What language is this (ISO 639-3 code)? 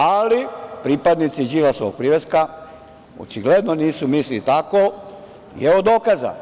srp